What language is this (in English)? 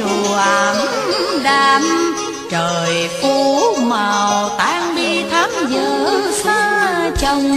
Vietnamese